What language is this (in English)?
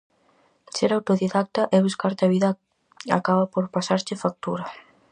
Galician